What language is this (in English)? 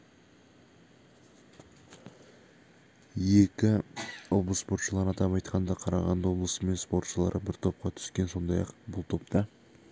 Kazakh